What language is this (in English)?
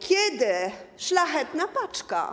Polish